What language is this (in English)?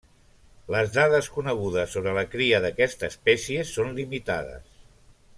Catalan